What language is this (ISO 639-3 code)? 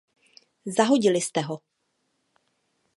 ces